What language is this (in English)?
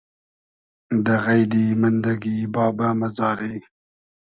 Hazaragi